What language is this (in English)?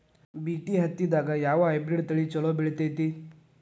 Kannada